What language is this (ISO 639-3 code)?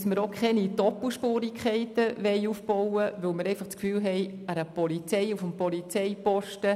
gsw